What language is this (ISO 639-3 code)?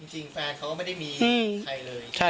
tha